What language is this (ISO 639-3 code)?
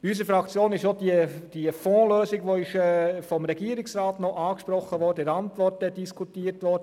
gsw